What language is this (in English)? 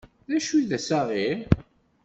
Kabyle